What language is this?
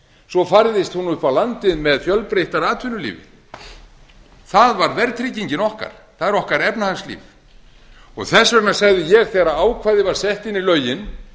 Icelandic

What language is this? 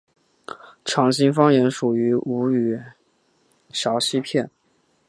Chinese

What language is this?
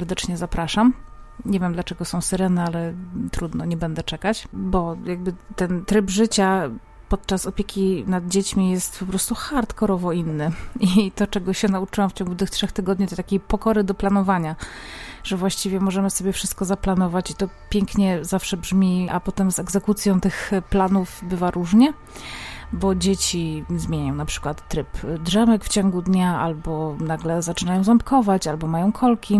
Polish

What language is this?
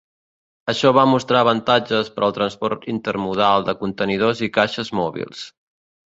Catalan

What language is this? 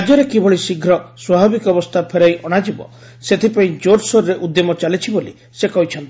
Odia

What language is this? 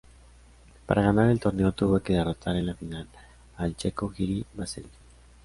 Spanish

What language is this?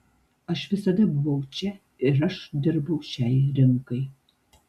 Lithuanian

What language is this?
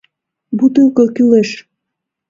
Mari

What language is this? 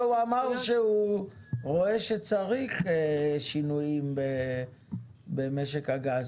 Hebrew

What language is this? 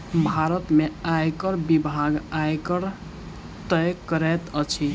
Maithili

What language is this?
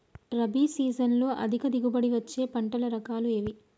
Telugu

